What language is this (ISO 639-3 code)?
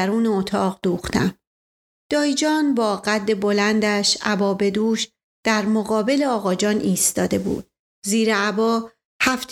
fas